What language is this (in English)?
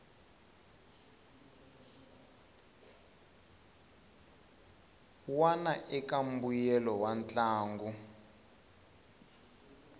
Tsonga